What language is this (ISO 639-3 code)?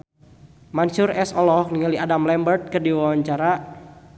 sun